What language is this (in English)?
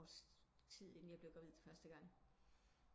Danish